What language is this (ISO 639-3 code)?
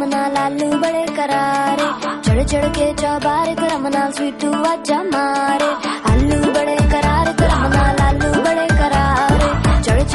nld